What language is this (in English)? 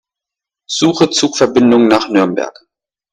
German